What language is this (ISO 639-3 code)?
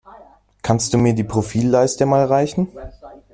deu